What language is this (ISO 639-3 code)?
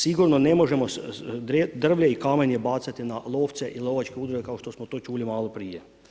hrv